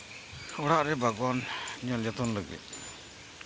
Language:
Santali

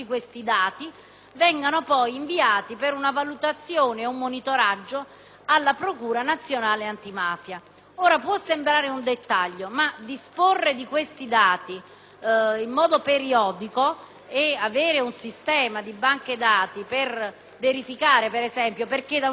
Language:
Italian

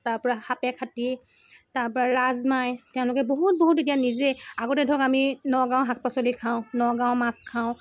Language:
Assamese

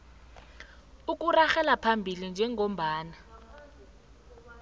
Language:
South Ndebele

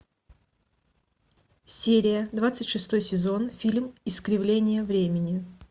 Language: Russian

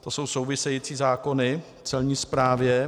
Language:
Czech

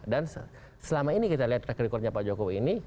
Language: Indonesian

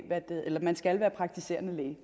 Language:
Danish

